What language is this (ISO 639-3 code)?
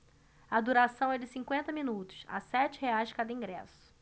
por